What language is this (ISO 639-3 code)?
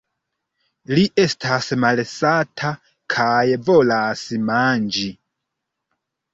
epo